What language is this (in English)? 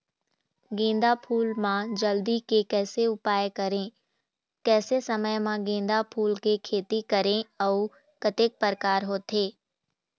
Chhattisgarhi